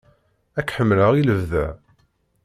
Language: Kabyle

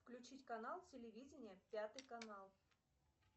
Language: Russian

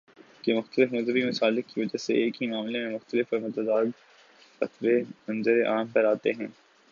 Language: Urdu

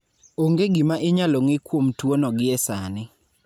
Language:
Luo (Kenya and Tanzania)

